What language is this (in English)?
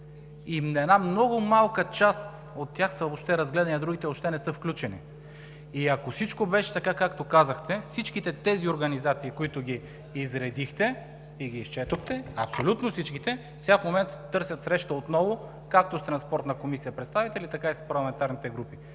Bulgarian